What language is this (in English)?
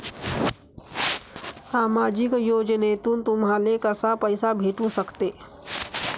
Marathi